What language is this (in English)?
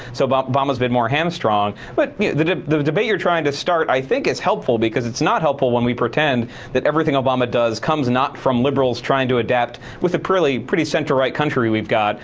English